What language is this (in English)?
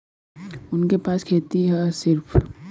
Bhojpuri